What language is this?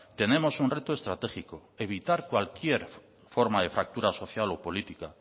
Spanish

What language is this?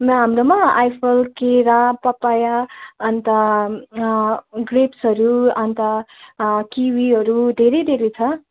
Nepali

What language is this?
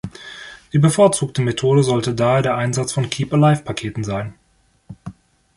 German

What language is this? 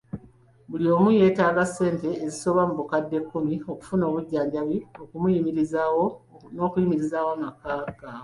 Ganda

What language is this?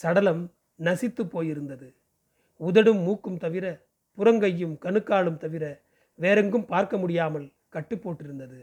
Tamil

